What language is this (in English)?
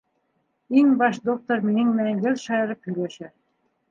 Bashkir